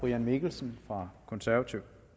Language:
Danish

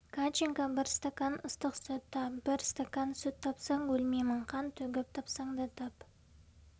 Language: Kazakh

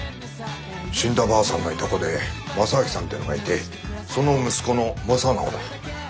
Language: Japanese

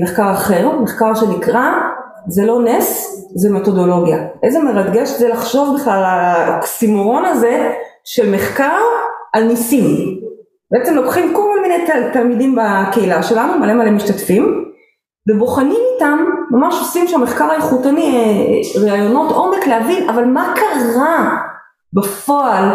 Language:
Hebrew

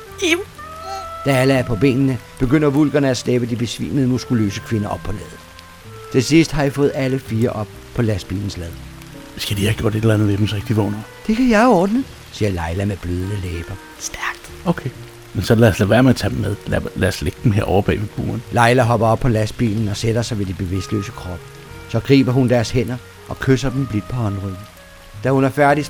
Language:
Danish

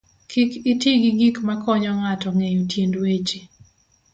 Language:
Luo (Kenya and Tanzania)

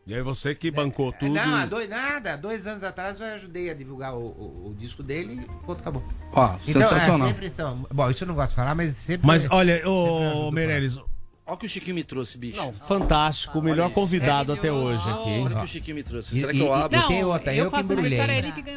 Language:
Portuguese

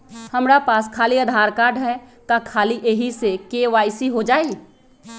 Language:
Magahi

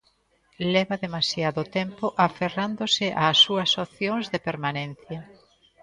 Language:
Galician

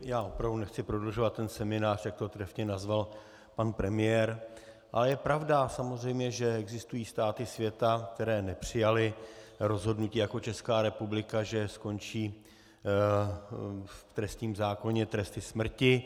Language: Czech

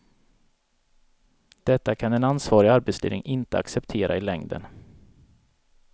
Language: Swedish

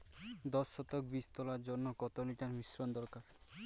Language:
Bangla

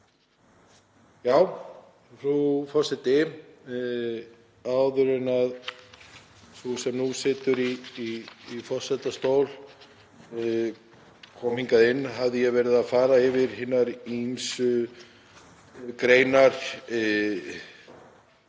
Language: Icelandic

